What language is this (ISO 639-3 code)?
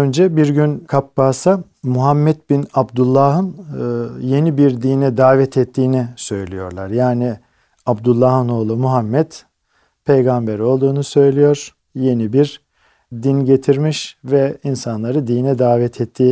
tur